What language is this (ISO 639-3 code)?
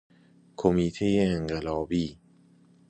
fas